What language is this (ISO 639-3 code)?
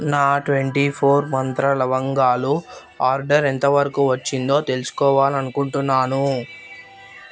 tel